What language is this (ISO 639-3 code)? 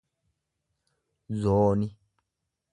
orm